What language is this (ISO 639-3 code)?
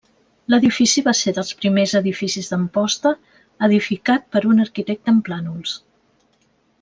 cat